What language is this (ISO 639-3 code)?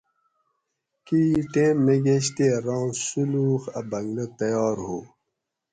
gwc